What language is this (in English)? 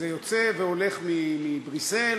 Hebrew